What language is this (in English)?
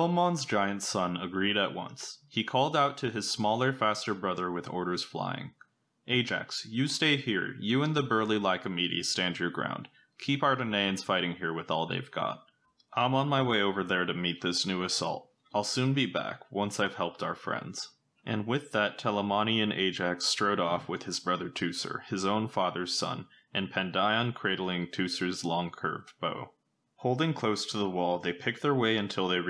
English